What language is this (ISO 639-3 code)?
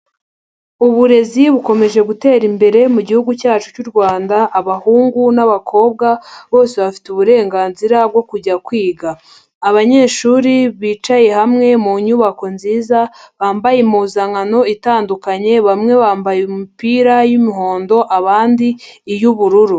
kin